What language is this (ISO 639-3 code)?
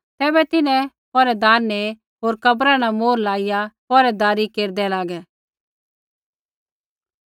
kfx